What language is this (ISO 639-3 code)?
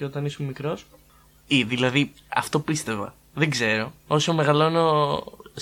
ell